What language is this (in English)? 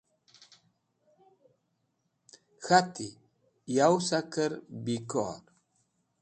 Wakhi